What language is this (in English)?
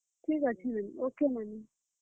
Odia